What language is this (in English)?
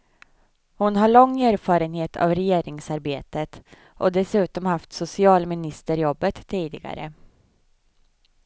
Swedish